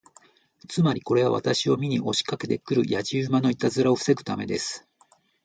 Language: Japanese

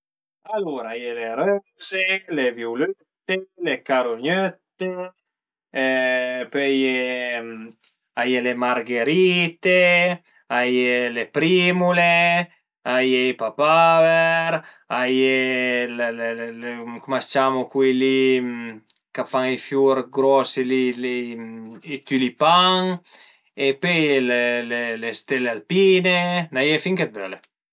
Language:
Piedmontese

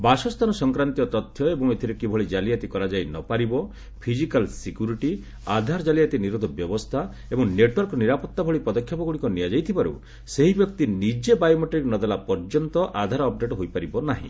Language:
Odia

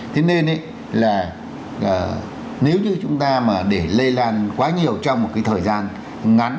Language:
Vietnamese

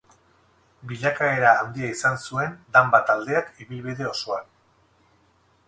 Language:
Basque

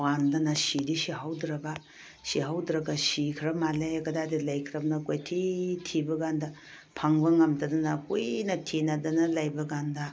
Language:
Manipuri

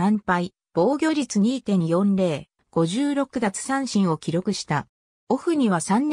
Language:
Japanese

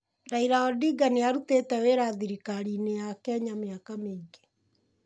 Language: Kikuyu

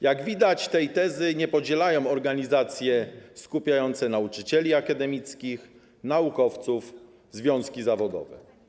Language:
Polish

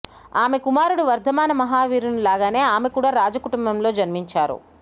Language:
Telugu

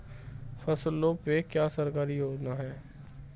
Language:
Hindi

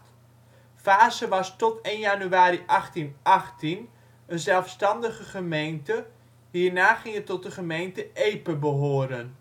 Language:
Dutch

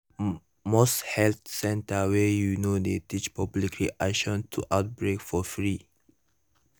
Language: Nigerian Pidgin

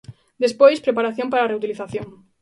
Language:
Galician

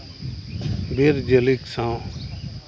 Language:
Santali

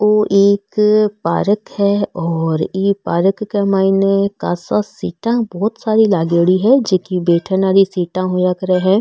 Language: Marwari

